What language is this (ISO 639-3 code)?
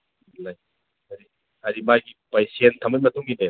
mni